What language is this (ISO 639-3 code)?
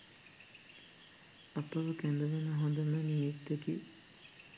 sin